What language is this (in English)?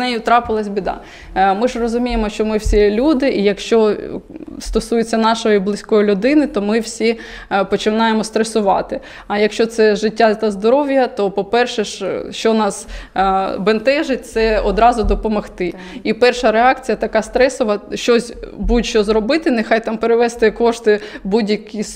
Ukrainian